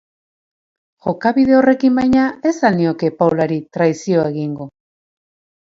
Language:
Basque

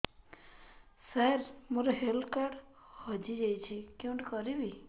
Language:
Odia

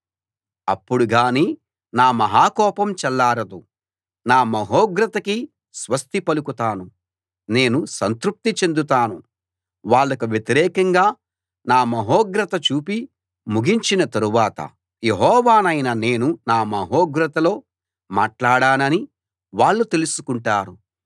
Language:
Telugu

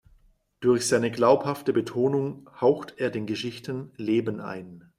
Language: German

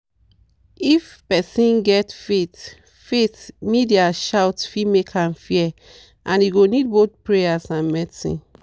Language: Nigerian Pidgin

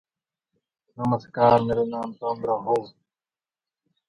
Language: English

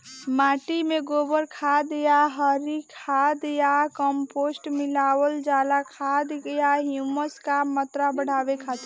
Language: Bhojpuri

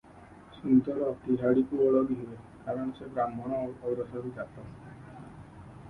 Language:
Odia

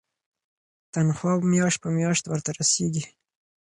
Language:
Pashto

